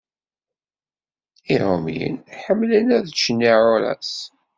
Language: Kabyle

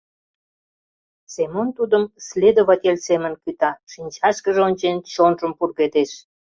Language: Mari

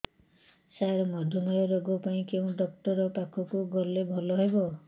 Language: Odia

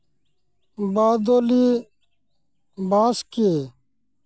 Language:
Santali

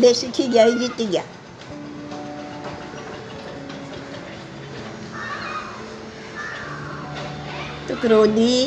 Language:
Gujarati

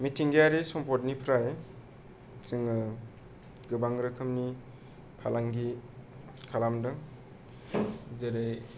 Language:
Bodo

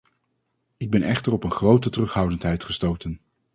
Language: Dutch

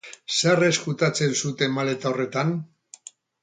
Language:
Basque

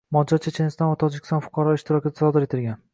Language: Uzbek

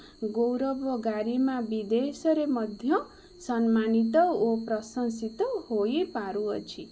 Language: Odia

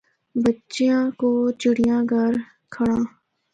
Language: Northern Hindko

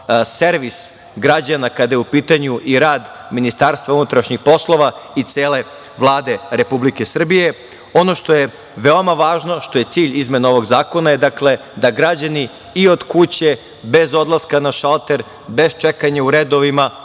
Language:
Serbian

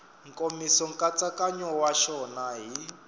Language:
Tsonga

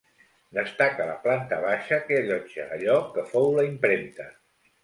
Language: Catalan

